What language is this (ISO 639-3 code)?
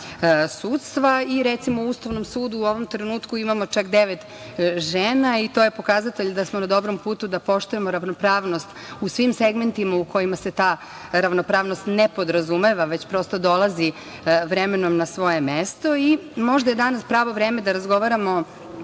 srp